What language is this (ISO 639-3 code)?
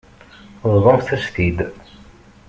kab